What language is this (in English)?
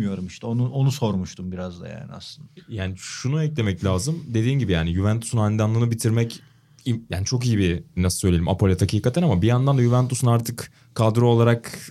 Turkish